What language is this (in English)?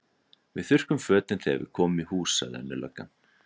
Icelandic